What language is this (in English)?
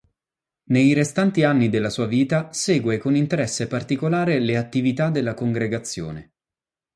Italian